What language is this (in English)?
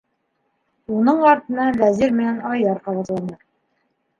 Bashkir